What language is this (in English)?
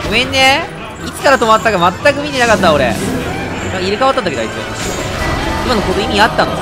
Japanese